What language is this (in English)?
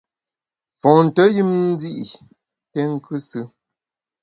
Bamun